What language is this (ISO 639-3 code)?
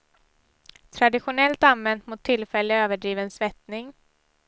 swe